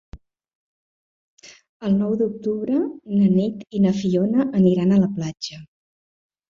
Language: Catalan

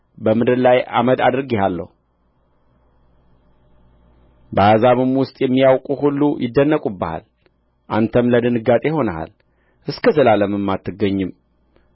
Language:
Amharic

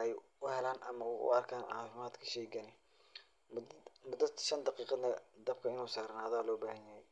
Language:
Somali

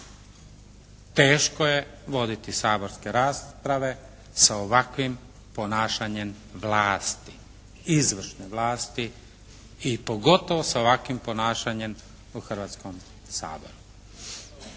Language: Croatian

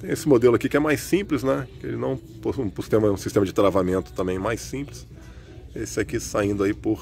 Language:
Portuguese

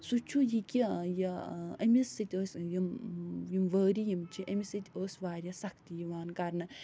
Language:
Kashmiri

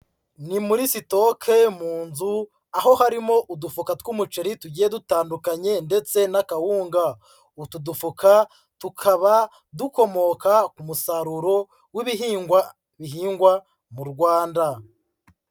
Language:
Kinyarwanda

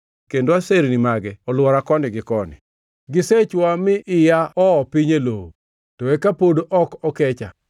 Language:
Luo (Kenya and Tanzania)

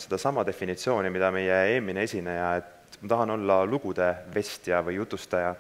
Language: Finnish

